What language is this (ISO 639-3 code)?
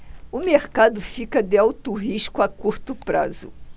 por